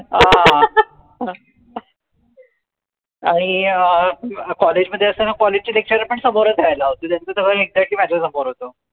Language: Marathi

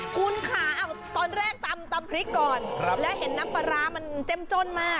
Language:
Thai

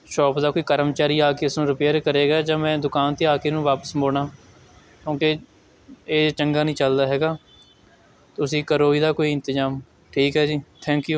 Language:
Punjabi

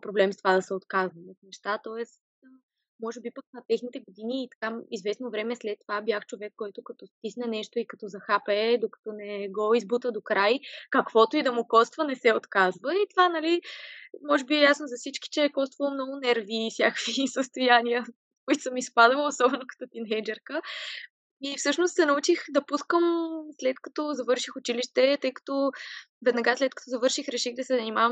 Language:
Bulgarian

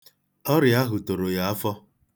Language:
Igbo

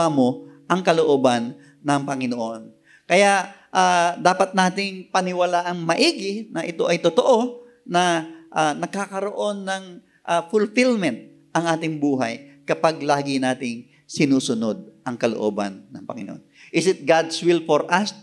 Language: Filipino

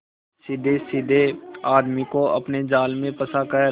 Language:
Hindi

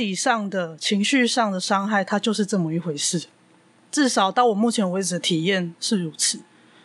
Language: Chinese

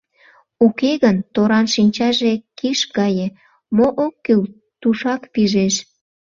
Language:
Mari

